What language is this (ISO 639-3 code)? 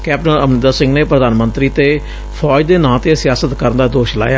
pan